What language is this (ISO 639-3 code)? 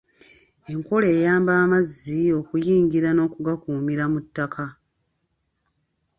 lug